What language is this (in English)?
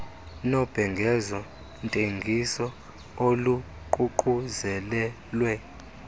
Xhosa